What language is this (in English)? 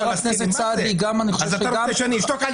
Hebrew